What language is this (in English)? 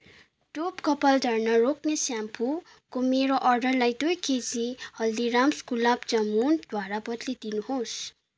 Nepali